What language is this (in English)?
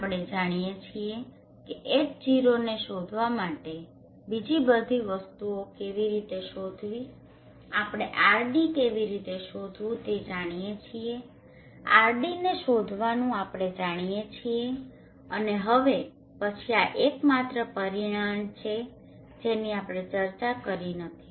Gujarati